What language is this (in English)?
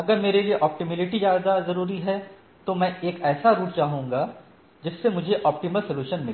Hindi